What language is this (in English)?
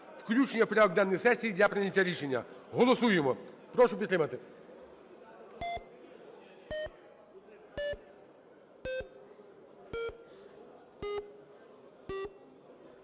Ukrainian